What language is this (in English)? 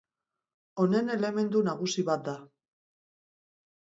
Basque